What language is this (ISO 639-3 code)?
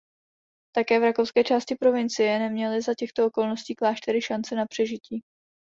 ces